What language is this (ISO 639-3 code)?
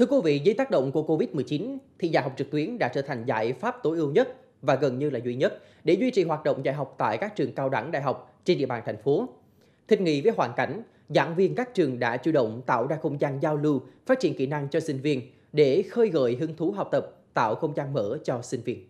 vie